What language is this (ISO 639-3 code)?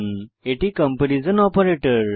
ben